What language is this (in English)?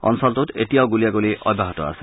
Assamese